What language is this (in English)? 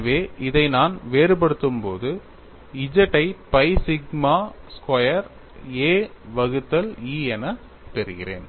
Tamil